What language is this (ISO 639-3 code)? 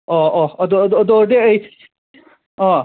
mni